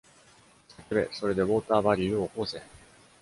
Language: Japanese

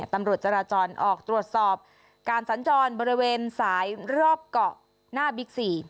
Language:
Thai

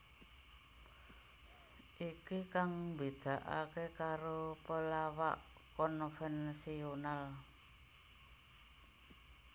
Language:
Javanese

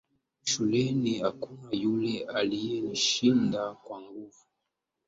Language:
Swahili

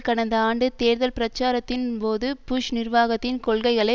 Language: Tamil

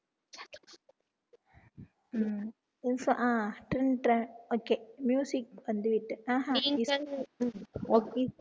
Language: Tamil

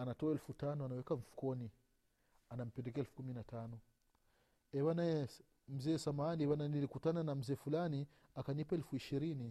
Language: Swahili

